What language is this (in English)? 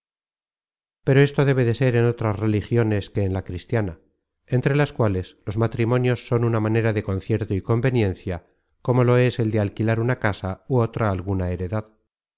Spanish